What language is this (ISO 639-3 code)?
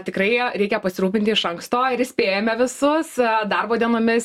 lit